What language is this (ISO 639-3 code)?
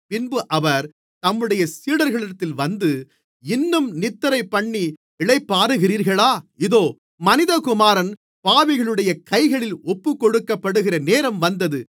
tam